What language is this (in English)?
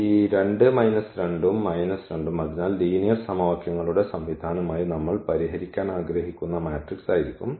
Malayalam